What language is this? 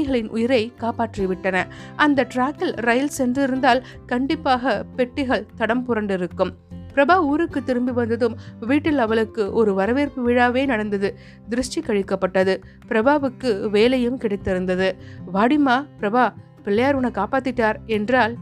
Tamil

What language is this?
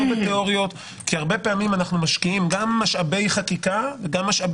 Hebrew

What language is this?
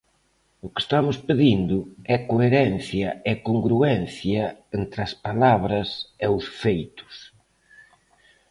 Galician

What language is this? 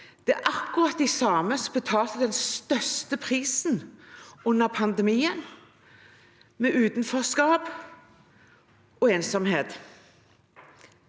Norwegian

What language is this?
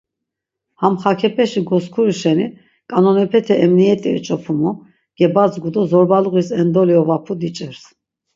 Laz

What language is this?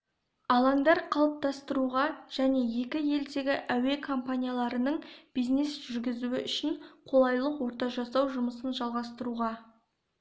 Kazakh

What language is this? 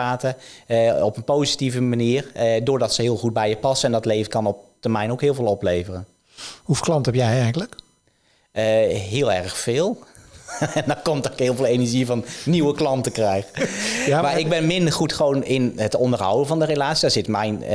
Dutch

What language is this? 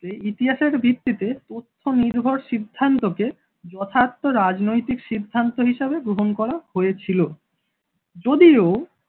Bangla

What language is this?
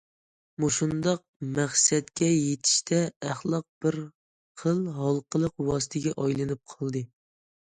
Uyghur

